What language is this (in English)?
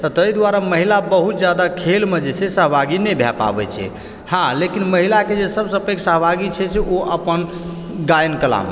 Maithili